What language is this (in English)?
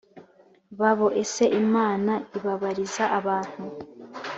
Kinyarwanda